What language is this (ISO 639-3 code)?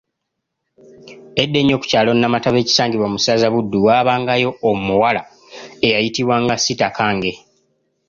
lug